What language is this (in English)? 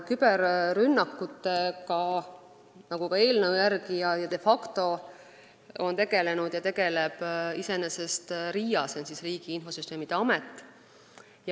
Estonian